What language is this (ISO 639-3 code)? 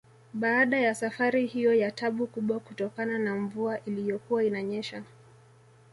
swa